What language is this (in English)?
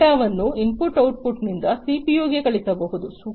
Kannada